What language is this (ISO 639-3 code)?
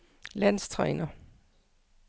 dan